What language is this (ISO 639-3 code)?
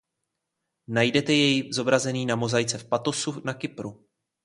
ces